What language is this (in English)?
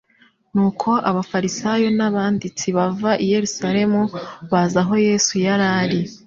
Kinyarwanda